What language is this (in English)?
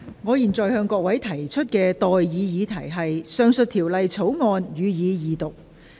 Cantonese